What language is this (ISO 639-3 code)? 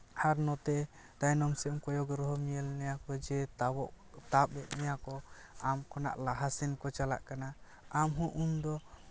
sat